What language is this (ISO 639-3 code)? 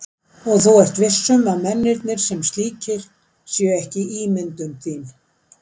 isl